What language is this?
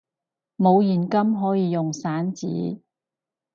Cantonese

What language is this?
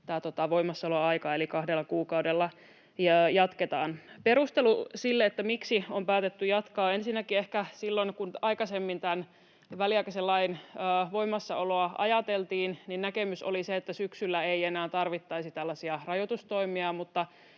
Finnish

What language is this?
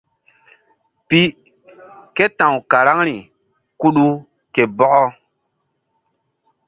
Mbum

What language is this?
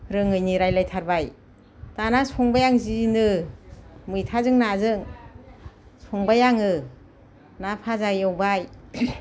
Bodo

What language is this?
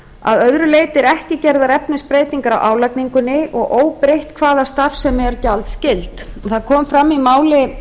Icelandic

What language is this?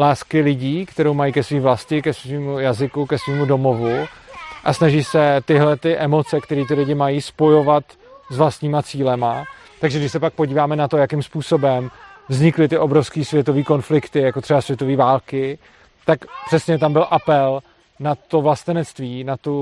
Czech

